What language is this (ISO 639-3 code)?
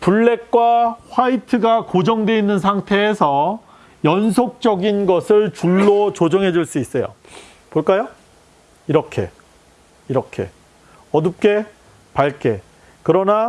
kor